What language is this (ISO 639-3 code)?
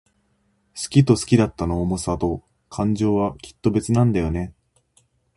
jpn